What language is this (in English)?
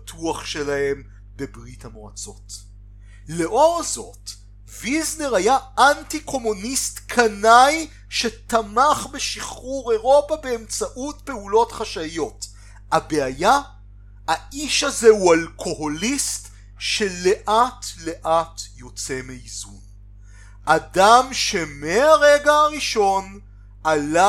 Hebrew